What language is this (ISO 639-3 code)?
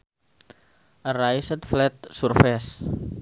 sun